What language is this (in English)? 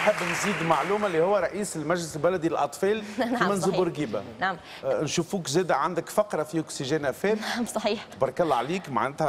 Arabic